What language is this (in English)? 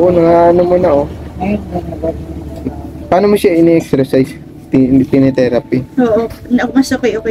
Filipino